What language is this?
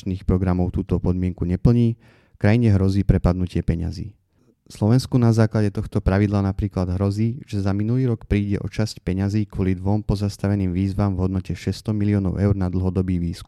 Slovak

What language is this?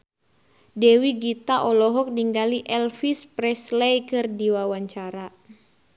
Sundanese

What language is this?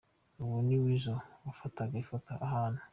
Kinyarwanda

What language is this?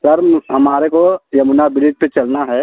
Hindi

